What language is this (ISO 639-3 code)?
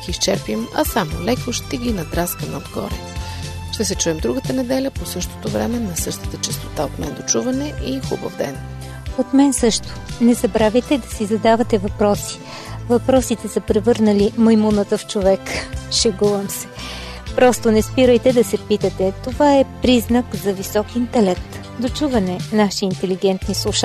bul